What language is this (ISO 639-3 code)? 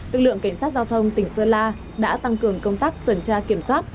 vie